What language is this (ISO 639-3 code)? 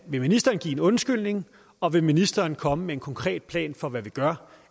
dan